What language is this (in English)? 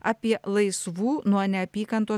Lithuanian